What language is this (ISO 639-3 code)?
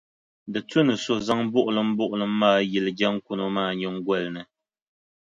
dag